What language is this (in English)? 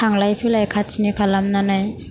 Bodo